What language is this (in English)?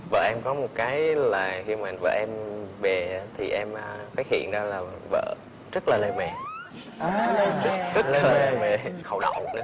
Vietnamese